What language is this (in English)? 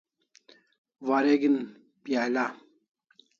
Kalasha